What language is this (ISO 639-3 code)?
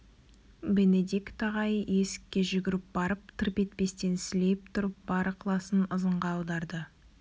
kaz